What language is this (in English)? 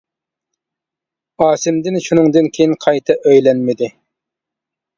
Uyghur